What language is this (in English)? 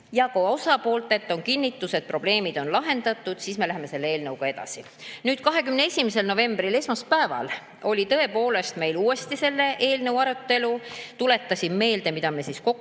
Estonian